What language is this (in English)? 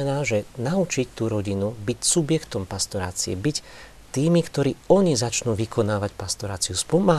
Slovak